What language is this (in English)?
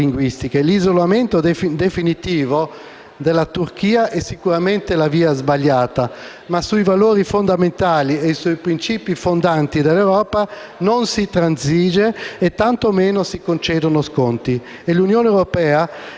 Italian